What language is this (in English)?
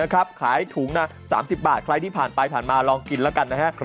Thai